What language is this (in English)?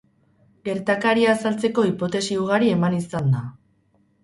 Basque